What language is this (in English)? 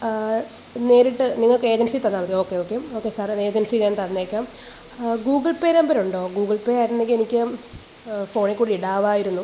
Malayalam